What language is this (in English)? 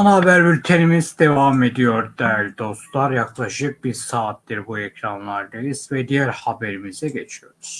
Turkish